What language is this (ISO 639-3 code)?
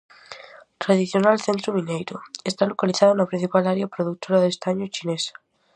glg